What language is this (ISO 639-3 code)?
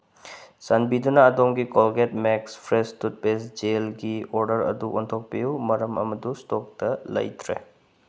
mni